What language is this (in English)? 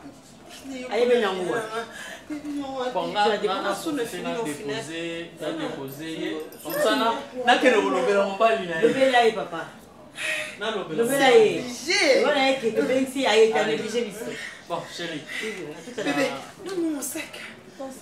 French